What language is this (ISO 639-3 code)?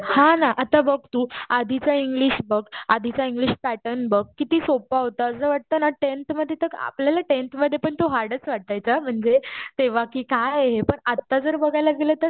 mar